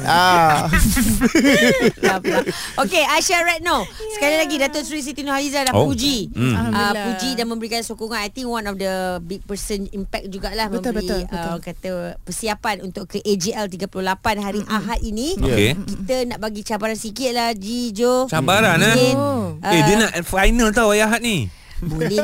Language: Malay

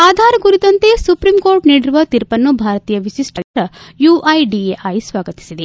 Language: Kannada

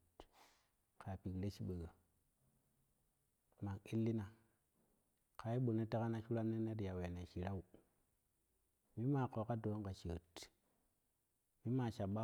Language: Kushi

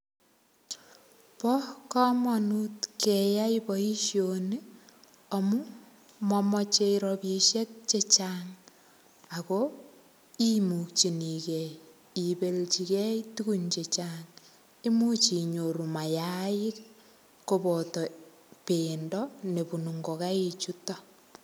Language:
Kalenjin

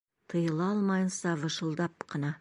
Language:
Bashkir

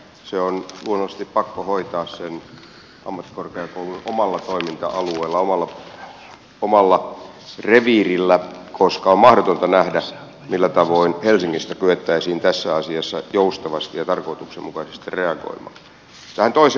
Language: Finnish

